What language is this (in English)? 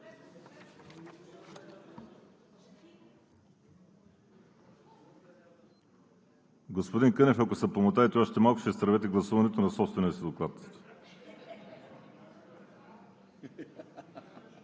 Bulgarian